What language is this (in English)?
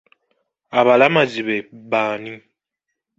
Ganda